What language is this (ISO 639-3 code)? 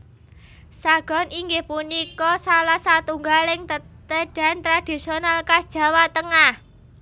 jav